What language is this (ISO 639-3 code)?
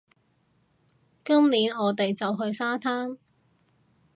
yue